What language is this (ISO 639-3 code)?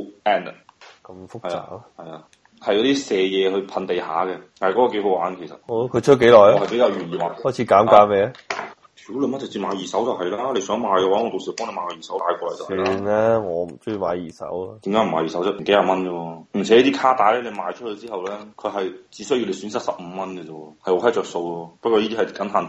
zho